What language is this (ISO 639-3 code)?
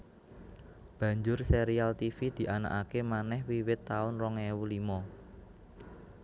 jav